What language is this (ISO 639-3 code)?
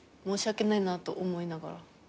jpn